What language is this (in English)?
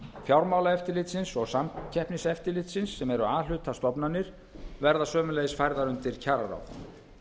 Icelandic